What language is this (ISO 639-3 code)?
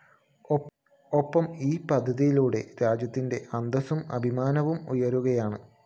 mal